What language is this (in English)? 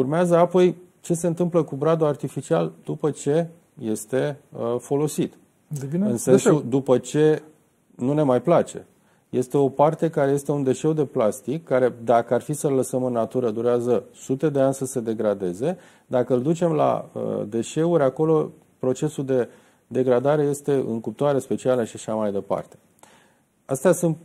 Romanian